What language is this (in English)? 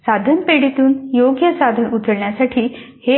Marathi